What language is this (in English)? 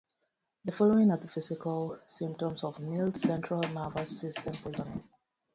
English